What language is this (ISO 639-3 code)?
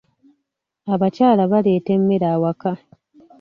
lug